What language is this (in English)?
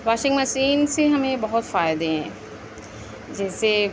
Urdu